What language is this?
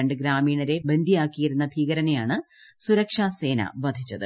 Malayalam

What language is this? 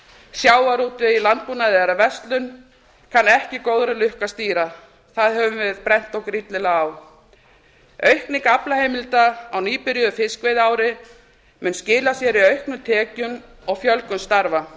Icelandic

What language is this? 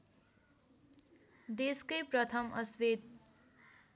Nepali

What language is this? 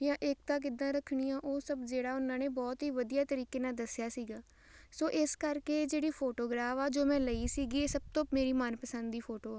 Punjabi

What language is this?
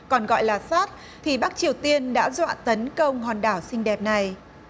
Vietnamese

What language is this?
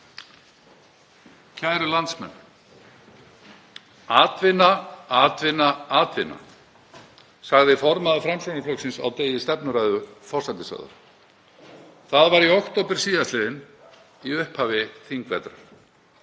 Icelandic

